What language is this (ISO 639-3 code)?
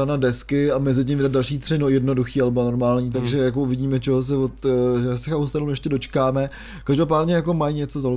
ces